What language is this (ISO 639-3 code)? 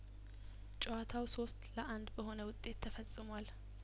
amh